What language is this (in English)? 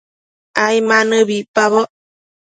Matsés